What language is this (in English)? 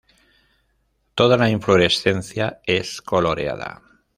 Spanish